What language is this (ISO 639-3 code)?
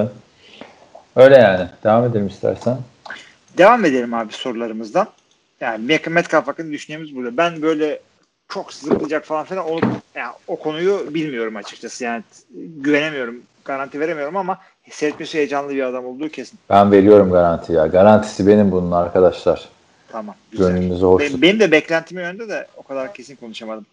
tur